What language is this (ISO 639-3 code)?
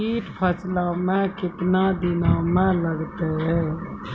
mai